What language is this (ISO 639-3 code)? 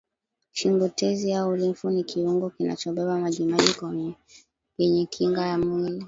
swa